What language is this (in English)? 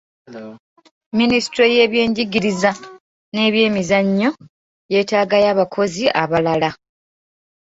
Ganda